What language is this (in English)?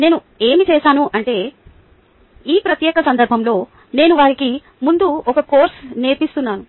Telugu